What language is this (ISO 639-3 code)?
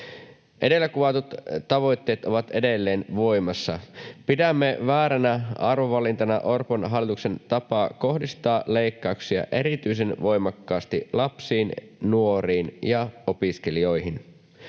fin